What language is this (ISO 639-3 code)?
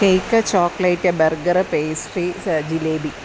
mal